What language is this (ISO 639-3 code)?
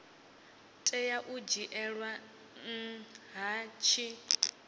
ven